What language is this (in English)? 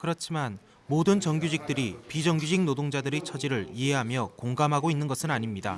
Korean